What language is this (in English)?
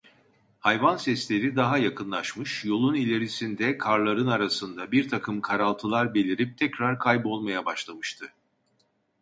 Turkish